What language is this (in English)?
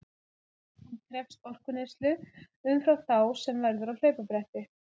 Icelandic